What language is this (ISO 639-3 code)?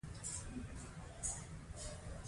pus